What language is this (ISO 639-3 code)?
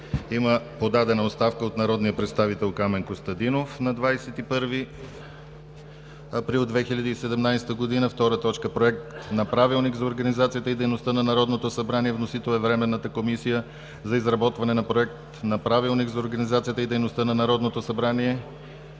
bul